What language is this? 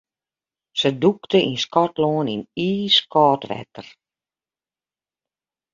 Western Frisian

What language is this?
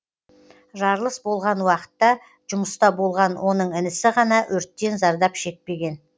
Kazakh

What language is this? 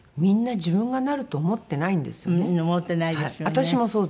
Japanese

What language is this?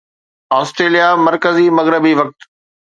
Sindhi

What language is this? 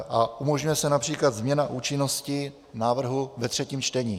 Czech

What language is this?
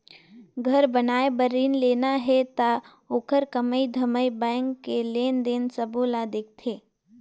Chhattisgarhi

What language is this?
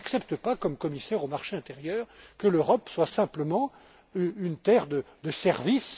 French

